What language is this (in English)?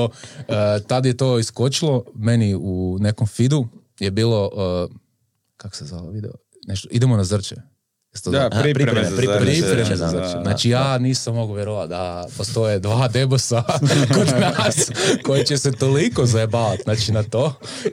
Croatian